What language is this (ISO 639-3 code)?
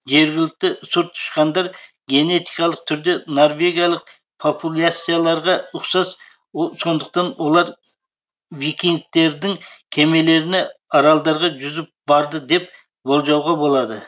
kaz